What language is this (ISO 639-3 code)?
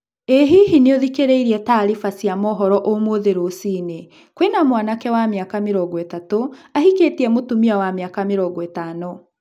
kik